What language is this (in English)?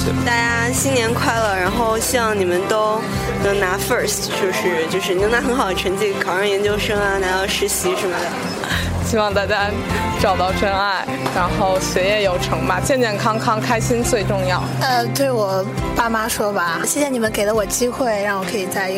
Chinese